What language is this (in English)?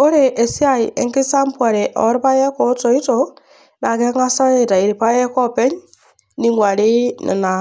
Masai